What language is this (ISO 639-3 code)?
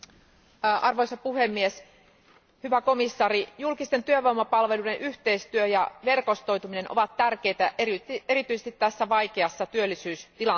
fin